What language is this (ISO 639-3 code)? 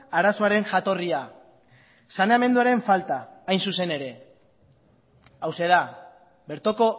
eus